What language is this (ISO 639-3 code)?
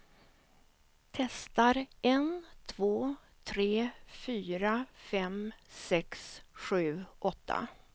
swe